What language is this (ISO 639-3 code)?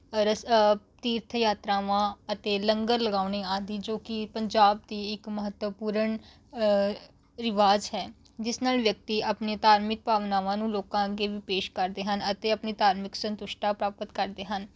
pan